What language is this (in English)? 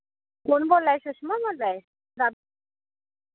Dogri